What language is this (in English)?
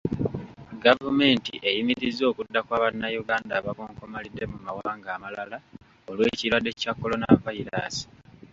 Ganda